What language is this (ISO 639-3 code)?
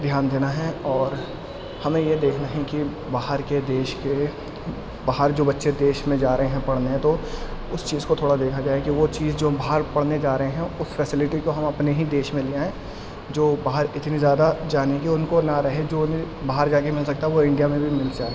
urd